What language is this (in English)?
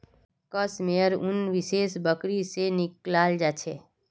Magahi